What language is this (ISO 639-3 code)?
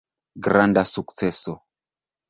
epo